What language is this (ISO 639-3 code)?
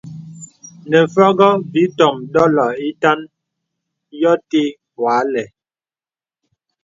beb